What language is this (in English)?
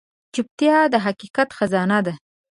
Pashto